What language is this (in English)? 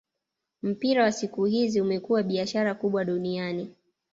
Swahili